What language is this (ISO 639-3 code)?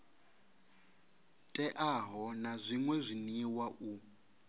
ven